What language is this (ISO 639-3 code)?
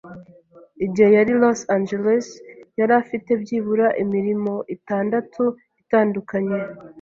kin